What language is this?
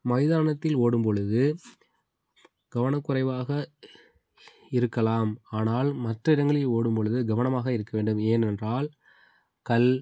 Tamil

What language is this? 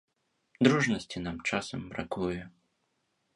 Belarusian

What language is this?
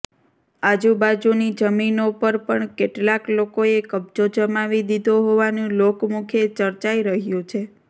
Gujarati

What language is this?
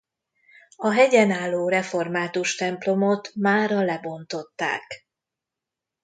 Hungarian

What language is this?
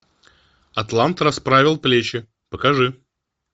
Russian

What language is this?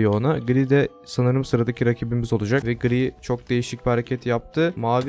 Turkish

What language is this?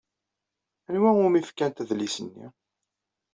Kabyle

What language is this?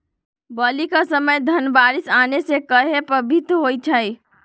Magahi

